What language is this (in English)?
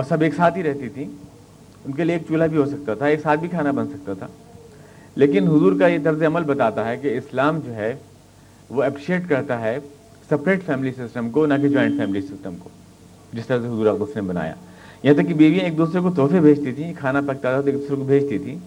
Urdu